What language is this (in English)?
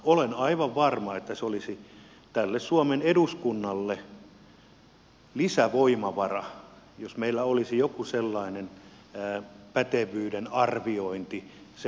Finnish